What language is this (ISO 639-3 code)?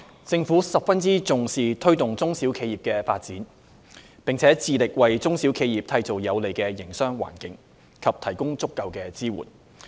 yue